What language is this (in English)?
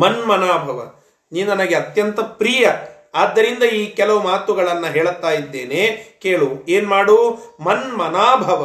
Kannada